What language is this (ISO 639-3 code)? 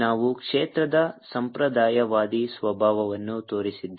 kan